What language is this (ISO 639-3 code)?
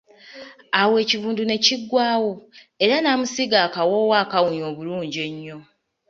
lug